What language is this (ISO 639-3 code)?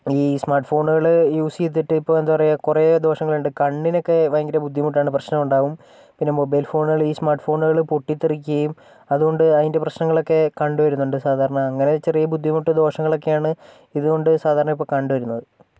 mal